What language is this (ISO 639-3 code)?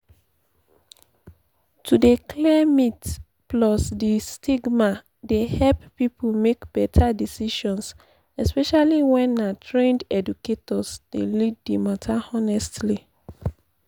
pcm